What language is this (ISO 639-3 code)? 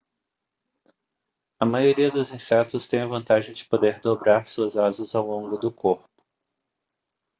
por